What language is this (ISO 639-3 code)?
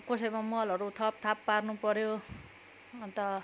nep